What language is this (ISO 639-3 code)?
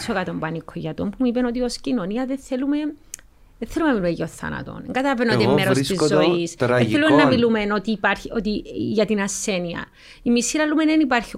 ell